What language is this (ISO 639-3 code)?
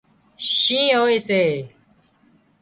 kxp